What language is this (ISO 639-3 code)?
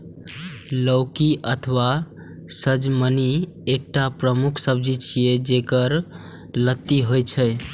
mai